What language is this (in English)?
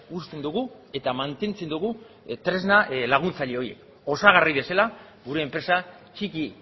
Basque